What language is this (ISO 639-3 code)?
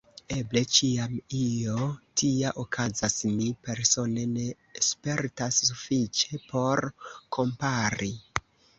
epo